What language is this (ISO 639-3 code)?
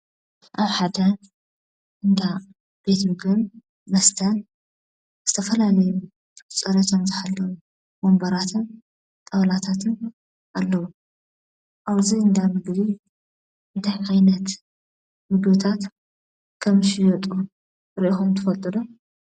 tir